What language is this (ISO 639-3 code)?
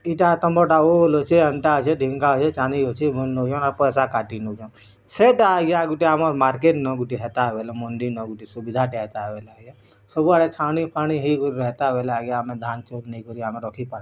ori